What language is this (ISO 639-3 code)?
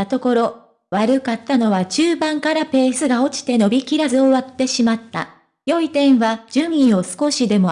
jpn